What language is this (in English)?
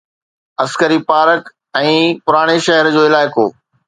Sindhi